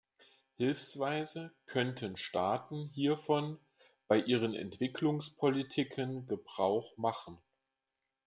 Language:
German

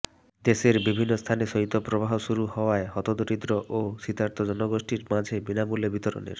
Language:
Bangla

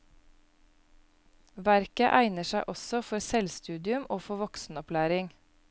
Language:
Norwegian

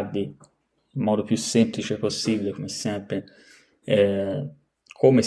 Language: Italian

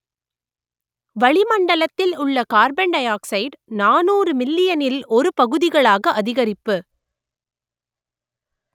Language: Tamil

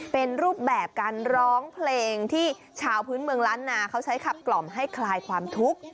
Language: Thai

